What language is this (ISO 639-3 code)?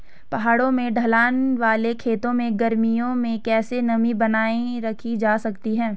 hin